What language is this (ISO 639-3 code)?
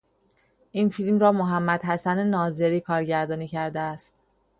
fas